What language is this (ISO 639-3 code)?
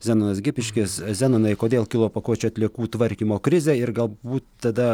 lit